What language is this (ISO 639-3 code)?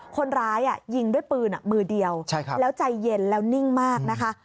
tha